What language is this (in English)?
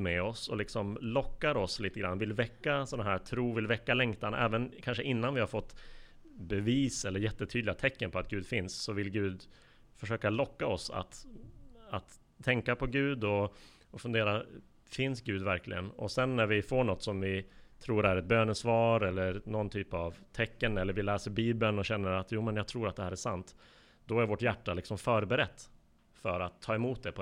Swedish